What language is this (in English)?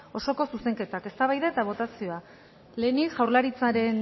Basque